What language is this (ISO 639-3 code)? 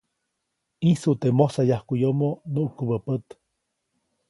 zoc